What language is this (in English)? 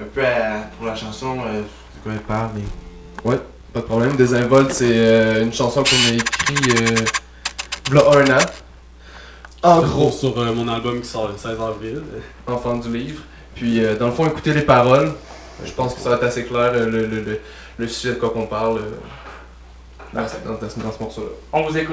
French